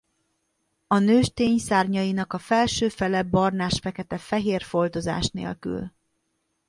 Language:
Hungarian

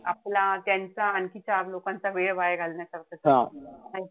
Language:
Marathi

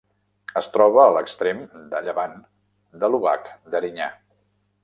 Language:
Catalan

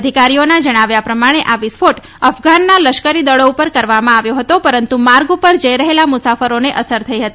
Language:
Gujarati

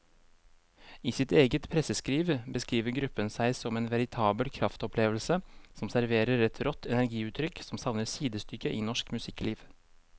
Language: Norwegian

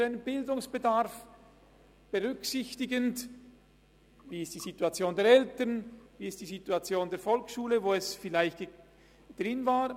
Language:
Swiss German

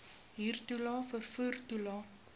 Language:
Afrikaans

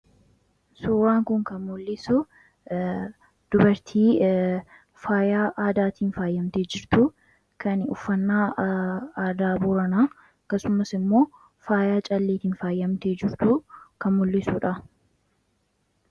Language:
Oromo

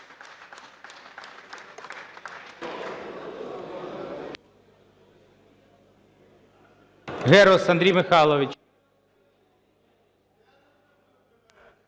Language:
Ukrainian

